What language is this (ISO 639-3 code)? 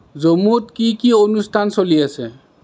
asm